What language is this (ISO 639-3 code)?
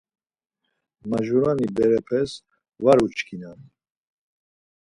lzz